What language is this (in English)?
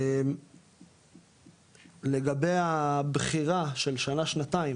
Hebrew